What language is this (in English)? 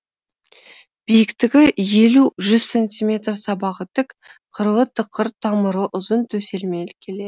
Kazakh